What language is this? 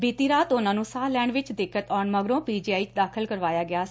Punjabi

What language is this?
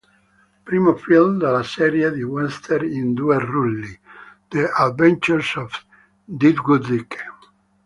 Italian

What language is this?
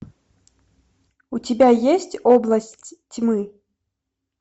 Russian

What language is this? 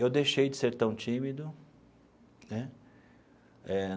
Portuguese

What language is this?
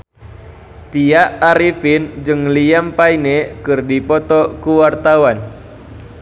Sundanese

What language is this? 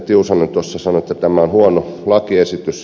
Finnish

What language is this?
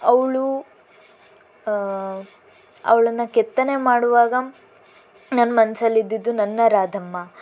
Kannada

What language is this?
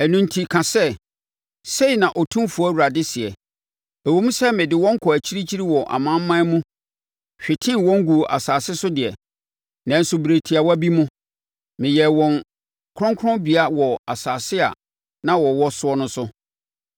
Akan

